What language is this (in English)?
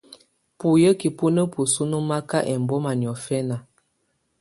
Tunen